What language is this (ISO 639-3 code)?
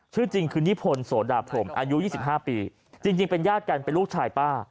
tha